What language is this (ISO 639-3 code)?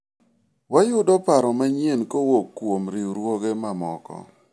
luo